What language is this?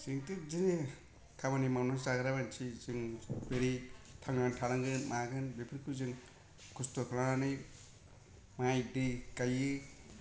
Bodo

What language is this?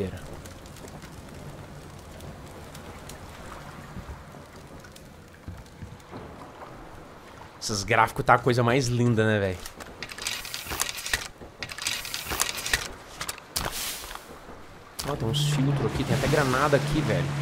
Portuguese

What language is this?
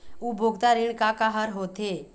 Chhattisgarhi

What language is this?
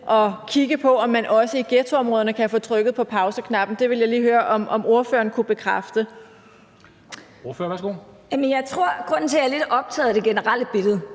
Danish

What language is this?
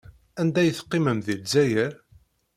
Kabyle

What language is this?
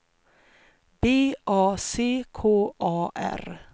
Swedish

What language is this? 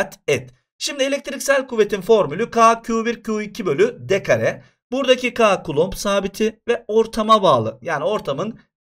Turkish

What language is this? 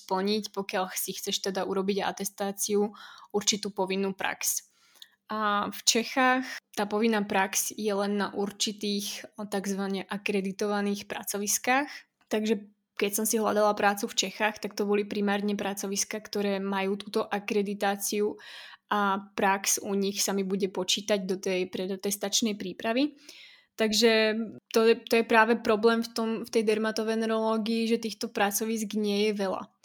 Slovak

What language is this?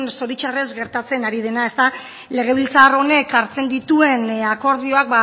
Basque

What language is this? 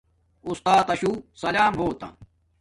Domaaki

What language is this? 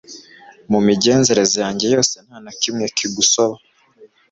Kinyarwanda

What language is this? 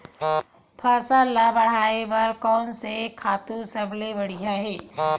Chhattisgarhi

